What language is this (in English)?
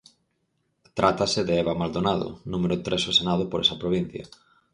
Galician